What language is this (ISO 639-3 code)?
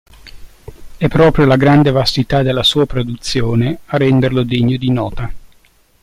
ita